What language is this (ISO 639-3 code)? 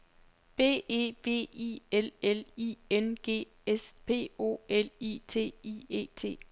dan